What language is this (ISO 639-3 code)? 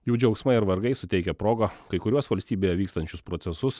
lit